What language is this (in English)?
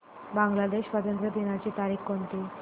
Marathi